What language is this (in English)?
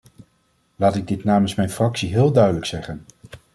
Dutch